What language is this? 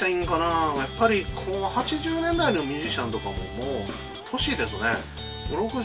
Japanese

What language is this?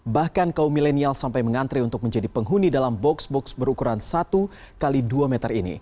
Indonesian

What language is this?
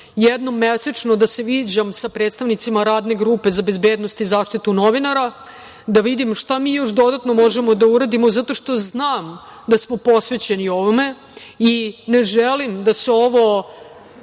Serbian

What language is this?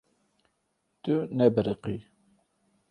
Kurdish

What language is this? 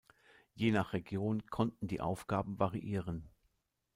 German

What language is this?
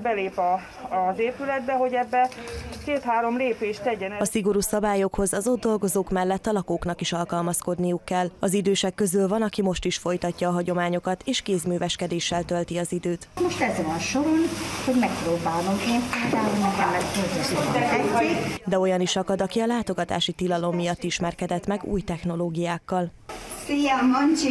Hungarian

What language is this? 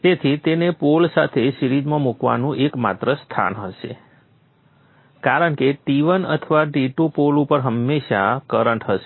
Gujarati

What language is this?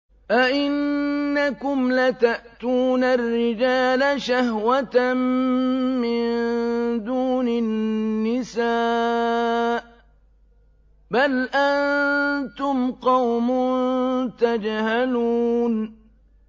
Arabic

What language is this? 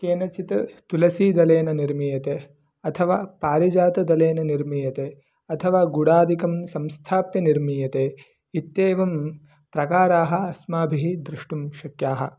Sanskrit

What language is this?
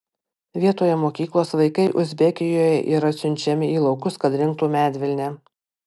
Lithuanian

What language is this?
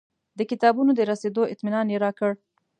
Pashto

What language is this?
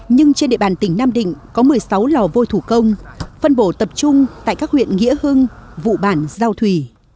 Vietnamese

